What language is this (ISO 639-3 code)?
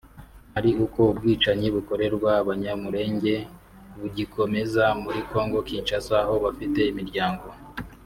kin